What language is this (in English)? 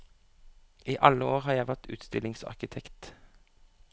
Norwegian